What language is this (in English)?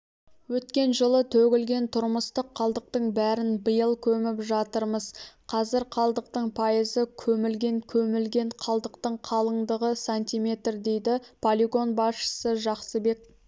Kazakh